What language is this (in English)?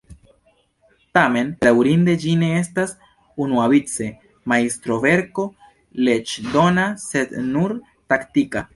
Esperanto